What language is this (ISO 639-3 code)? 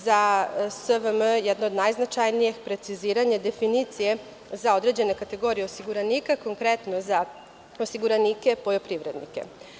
srp